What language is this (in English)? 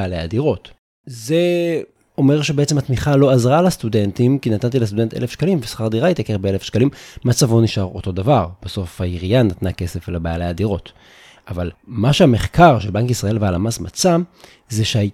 Hebrew